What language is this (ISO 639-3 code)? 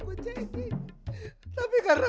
ind